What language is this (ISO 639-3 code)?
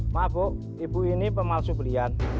ind